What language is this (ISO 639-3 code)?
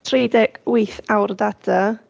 cym